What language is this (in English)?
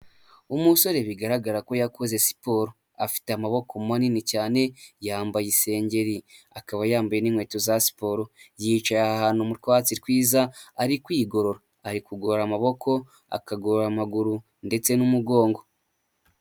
Kinyarwanda